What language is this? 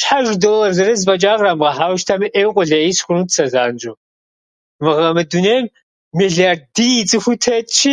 Kabardian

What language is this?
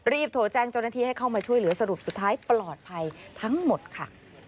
Thai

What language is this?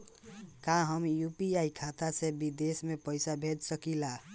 Bhojpuri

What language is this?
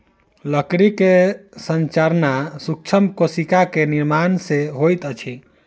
Maithili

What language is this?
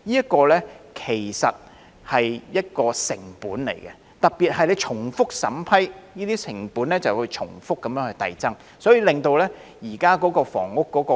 Cantonese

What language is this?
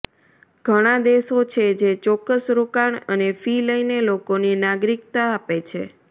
Gujarati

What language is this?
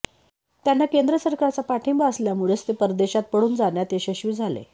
Marathi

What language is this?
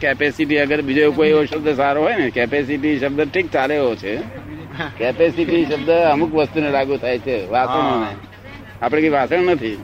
Gujarati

